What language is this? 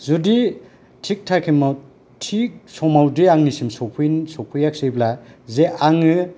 Bodo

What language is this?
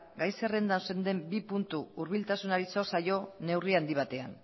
Basque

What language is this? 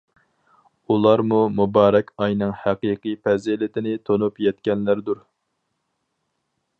Uyghur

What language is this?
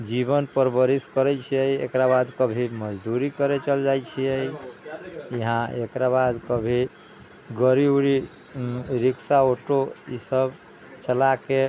Maithili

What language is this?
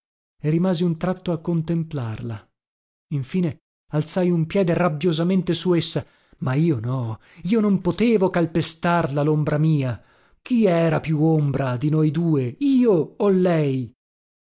Italian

